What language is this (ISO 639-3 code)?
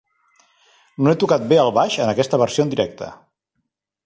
cat